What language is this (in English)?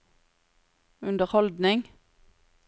Norwegian